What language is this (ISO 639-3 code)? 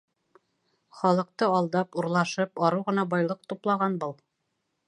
bak